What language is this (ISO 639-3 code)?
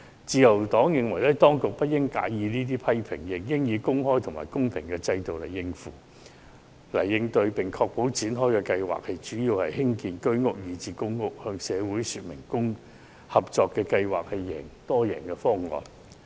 yue